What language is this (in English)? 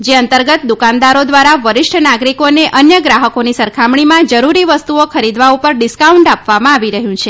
Gujarati